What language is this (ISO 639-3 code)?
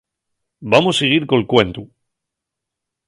ast